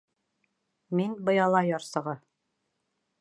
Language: Bashkir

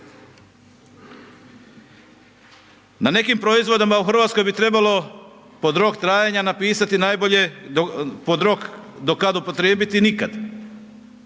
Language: Croatian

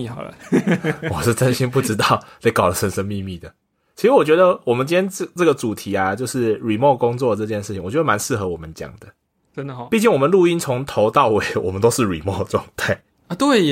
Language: Chinese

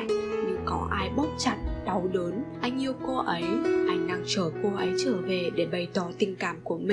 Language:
Vietnamese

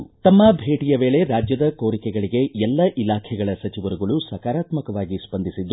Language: Kannada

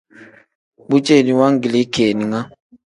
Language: Tem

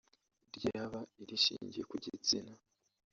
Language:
Kinyarwanda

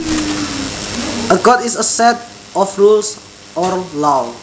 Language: Javanese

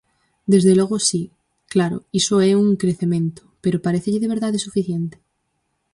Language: Galician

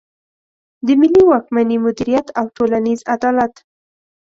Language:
Pashto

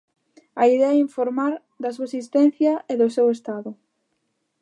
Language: Galician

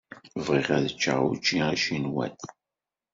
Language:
Kabyle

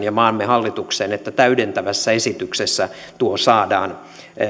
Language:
Finnish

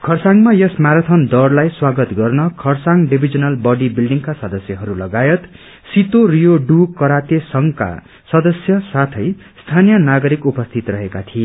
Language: Nepali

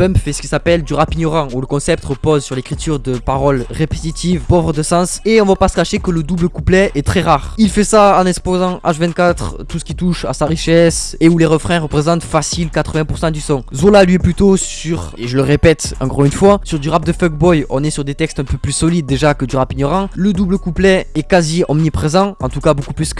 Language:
French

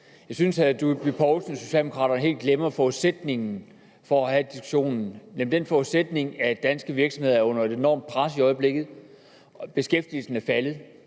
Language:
Danish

